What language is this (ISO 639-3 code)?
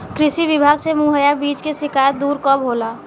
bho